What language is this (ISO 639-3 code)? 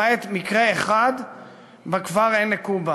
heb